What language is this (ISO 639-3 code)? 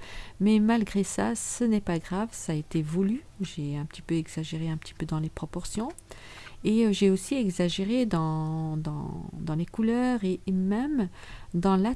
fra